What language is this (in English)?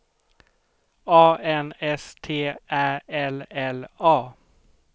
Swedish